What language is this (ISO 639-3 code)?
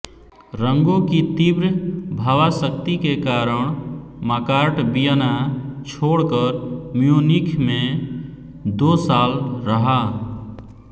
hin